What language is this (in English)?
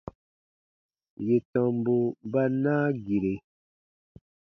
Baatonum